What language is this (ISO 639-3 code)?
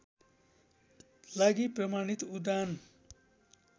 nep